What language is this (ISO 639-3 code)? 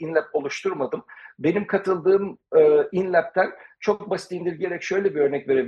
tur